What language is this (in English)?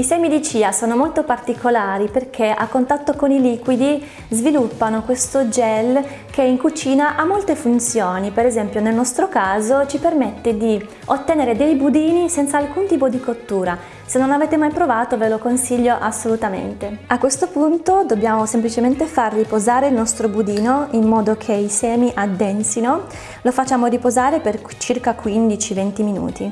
Italian